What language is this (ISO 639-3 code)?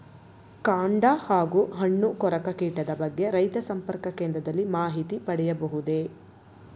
kan